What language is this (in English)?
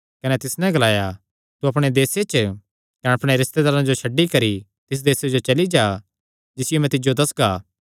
Kangri